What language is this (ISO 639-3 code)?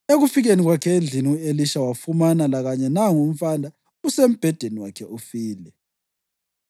nde